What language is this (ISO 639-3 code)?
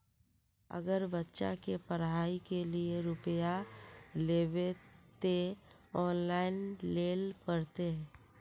mag